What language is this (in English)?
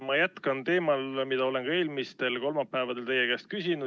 Estonian